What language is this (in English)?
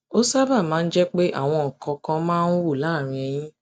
Yoruba